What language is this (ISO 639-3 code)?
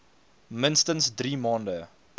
afr